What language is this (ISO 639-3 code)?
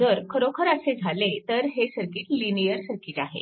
mar